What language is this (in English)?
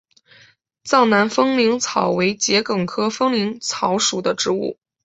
Chinese